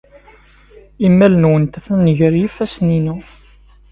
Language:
Kabyle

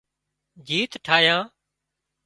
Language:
Wadiyara Koli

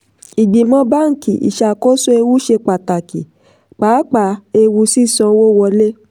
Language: Yoruba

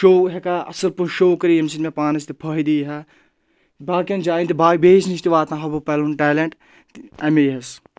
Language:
Kashmiri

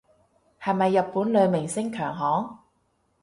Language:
Cantonese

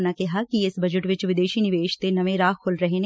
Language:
Punjabi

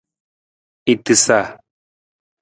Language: Nawdm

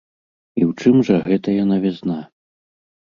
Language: Belarusian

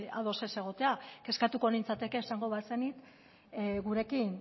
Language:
Basque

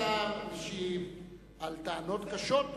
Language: Hebrew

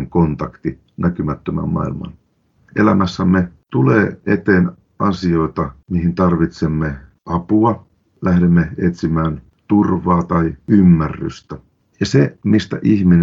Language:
Finnish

